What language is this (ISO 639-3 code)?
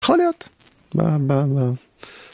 heb